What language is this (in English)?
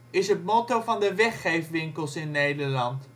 Dutch